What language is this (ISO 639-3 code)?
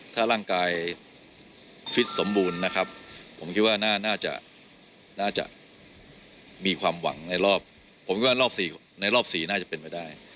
tha